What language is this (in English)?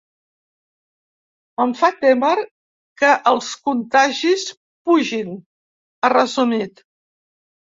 Catalan